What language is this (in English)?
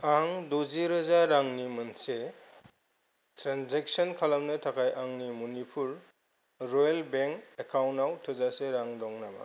Bodo